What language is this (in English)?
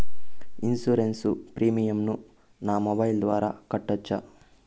Telugu